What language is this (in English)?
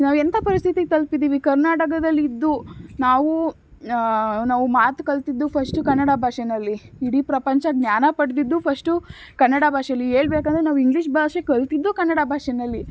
Kannada